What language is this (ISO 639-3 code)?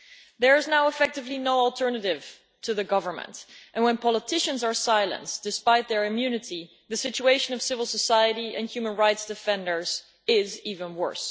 eng